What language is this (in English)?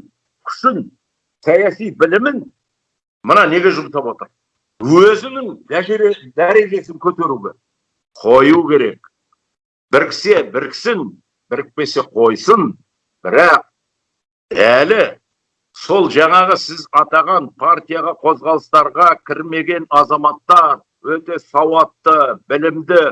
Kazakh